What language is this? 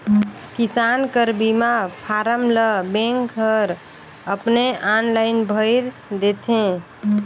Chhattisgarhi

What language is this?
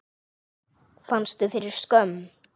Icelandic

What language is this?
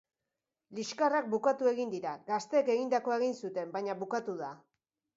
Basque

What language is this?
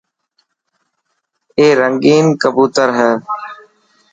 Dhatki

